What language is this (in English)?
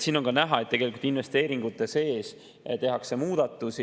Estonian